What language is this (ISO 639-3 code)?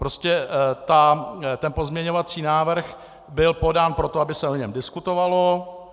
ces